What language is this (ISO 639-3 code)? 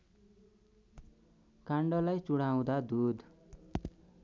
nep